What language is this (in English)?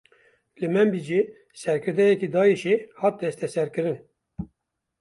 Kurdish